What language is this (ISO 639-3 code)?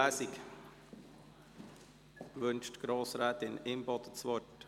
gsw